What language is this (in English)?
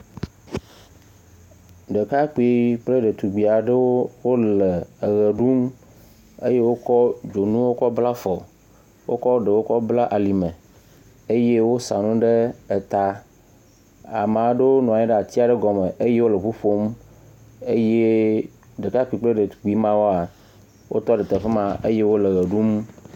Ewe